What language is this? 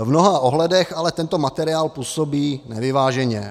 Czech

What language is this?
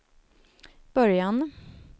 Swedish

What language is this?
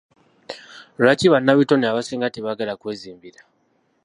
Ganda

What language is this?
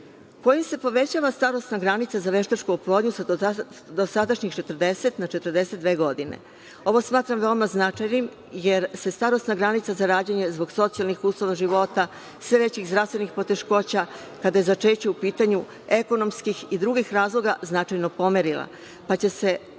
Serbian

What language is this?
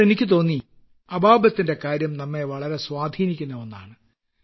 Malayalam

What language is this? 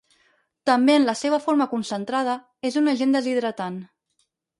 Catalan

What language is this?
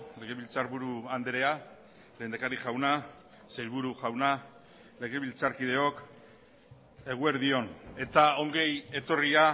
Basque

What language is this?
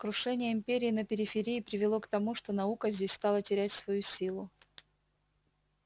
Russian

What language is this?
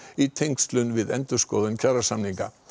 Icelandic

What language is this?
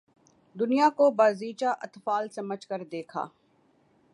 Urdu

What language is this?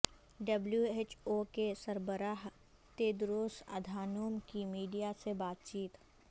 Urdu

